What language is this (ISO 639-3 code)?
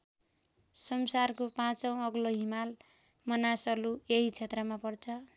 nep